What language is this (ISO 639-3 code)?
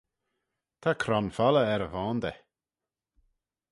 glv